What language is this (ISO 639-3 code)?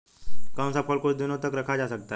hin